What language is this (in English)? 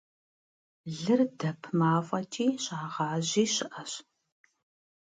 Kabardian